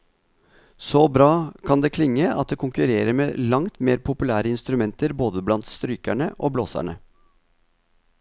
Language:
Norwegian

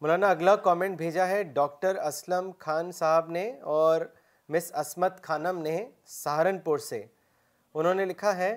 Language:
Urdu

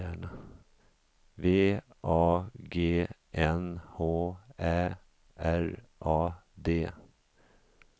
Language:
Swedish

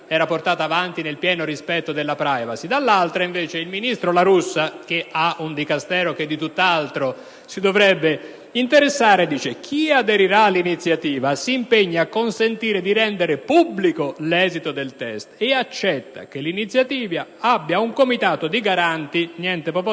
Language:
Italian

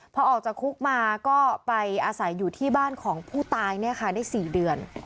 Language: Thai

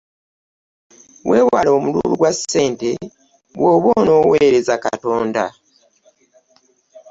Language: Ganda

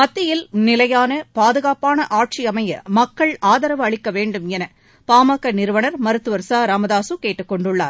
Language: Tamil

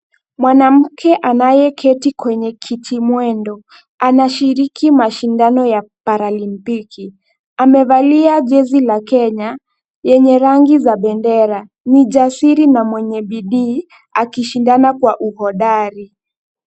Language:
Swahili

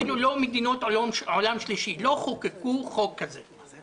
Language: Hebrew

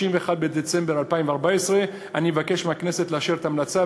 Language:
Hebrew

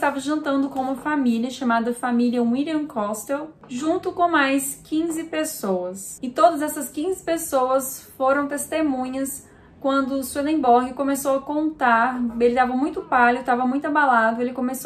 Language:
Portuguese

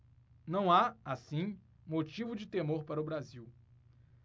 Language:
Portuguese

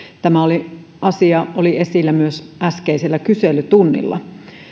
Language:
Finnish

